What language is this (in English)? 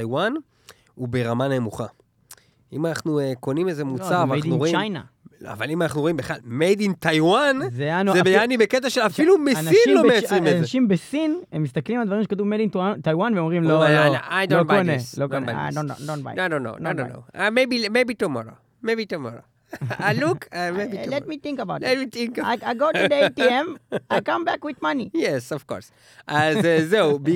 Hebrew